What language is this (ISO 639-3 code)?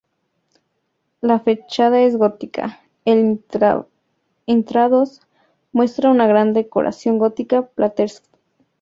spa